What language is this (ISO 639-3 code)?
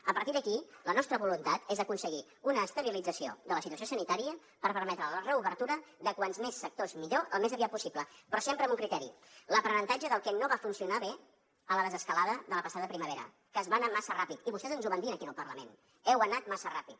cat